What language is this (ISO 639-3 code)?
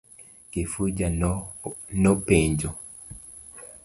luo